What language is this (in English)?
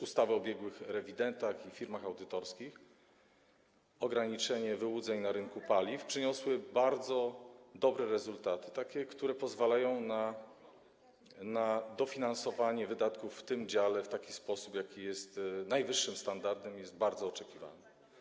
Polish